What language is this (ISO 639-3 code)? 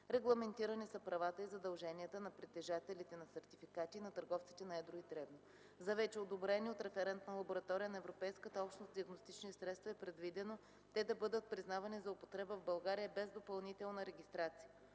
bul